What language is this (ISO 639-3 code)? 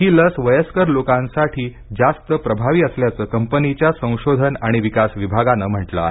mar